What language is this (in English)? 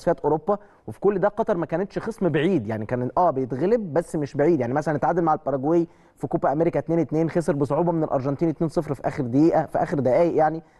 Arabic